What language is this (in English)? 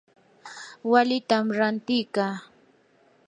Yanahuanca Pasco Quechua